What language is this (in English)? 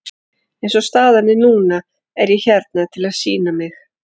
Icelandic